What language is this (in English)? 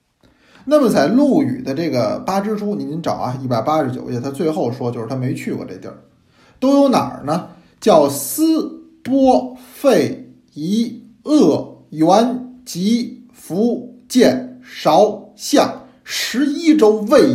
Chinese